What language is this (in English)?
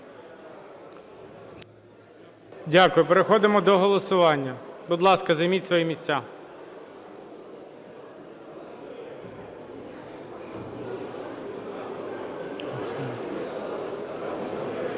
Ukrainian